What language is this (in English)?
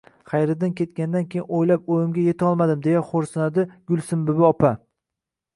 Uzbek